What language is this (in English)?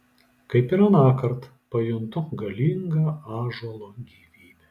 Lithuanian